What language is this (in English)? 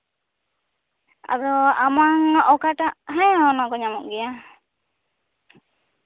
Santali